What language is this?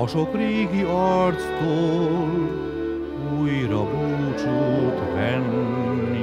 Hungarian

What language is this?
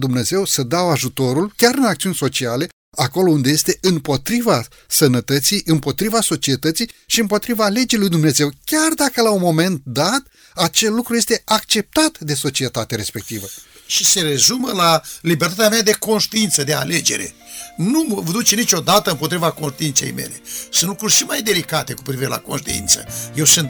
Romanian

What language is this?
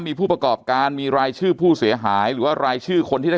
Thai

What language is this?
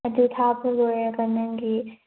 Manipuri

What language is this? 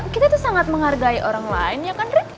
Indonesian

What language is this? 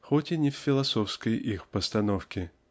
Russian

